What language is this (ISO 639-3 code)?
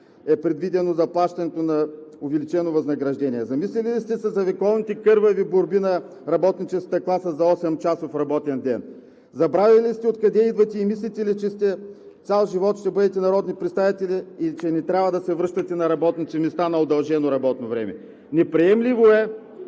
bul